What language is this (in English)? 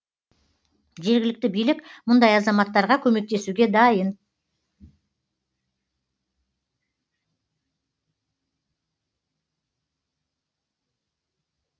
Kazakh